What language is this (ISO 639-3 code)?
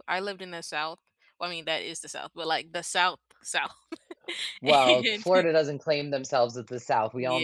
eng